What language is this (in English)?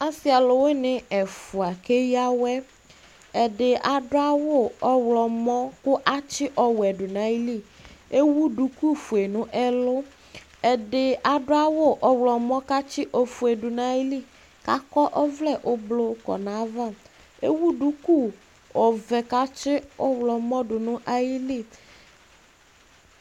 Ikposo